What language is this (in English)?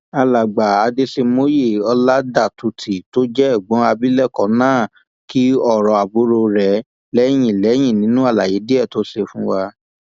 Yoruba